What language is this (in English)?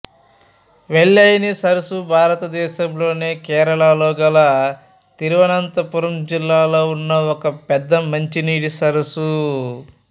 Telugu